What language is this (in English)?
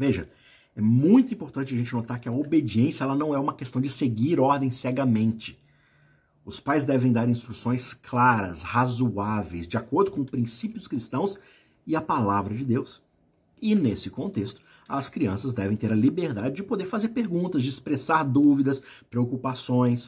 Portuguese